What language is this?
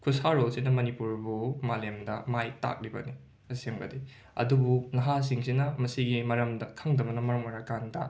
Manipuri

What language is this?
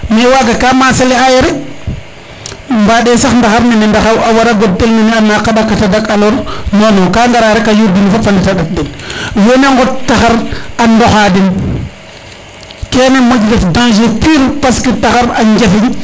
Serer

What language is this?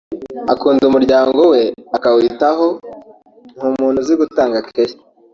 Kinyarwanda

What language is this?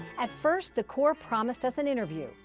English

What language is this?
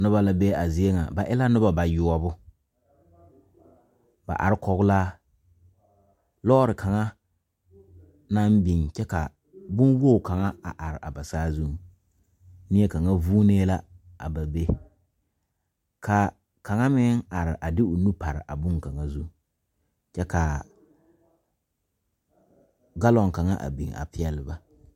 Southern Dagaare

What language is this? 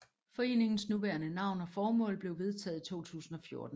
Danish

